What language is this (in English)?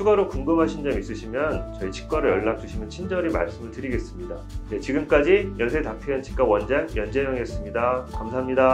Korean